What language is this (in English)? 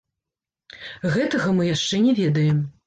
Belarusian